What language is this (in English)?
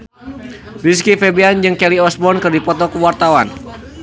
Sundanese